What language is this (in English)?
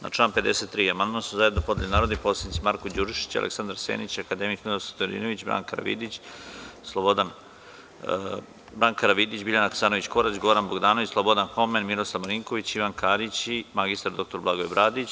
Serbian